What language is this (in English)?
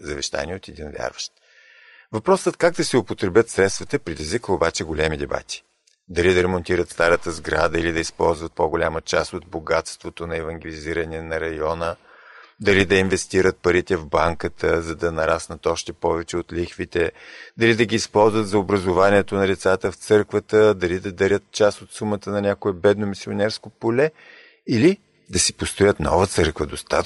Bulgarian